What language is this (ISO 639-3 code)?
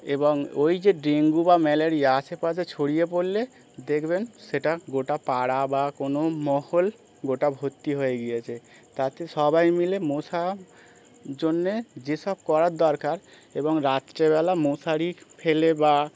ben